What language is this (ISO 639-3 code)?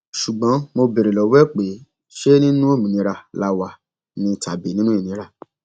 yor